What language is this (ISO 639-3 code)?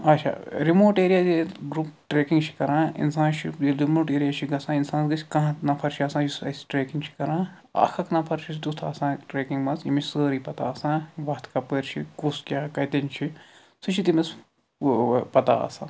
kas